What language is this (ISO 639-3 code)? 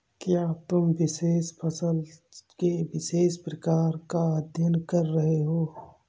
hin